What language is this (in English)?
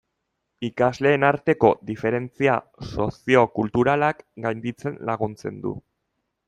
Basque